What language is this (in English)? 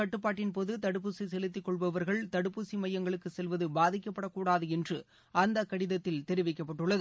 Tamil